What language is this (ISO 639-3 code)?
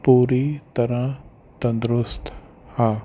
pan